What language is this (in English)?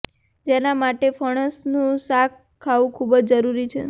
Gujarati